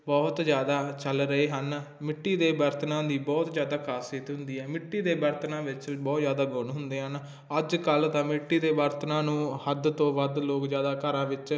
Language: Punjabi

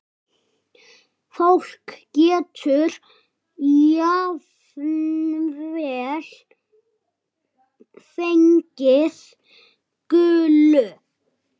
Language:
Icelandic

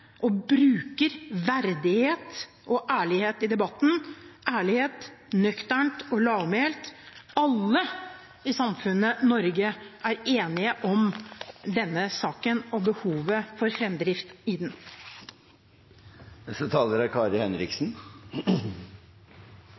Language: Norwegian Bokmål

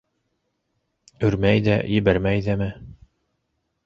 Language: Bashkir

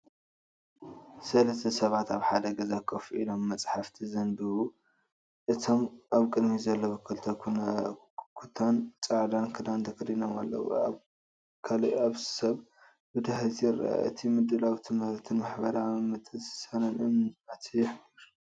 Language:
Tigrinya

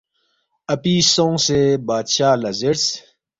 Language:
Balti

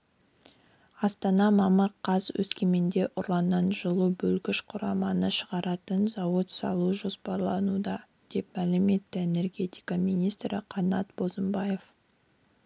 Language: Kazakh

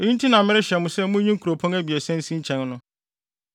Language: Akan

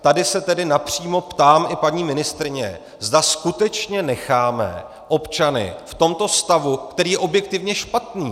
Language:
Czech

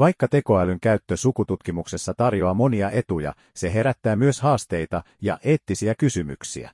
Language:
Finnish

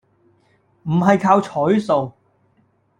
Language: Cantonese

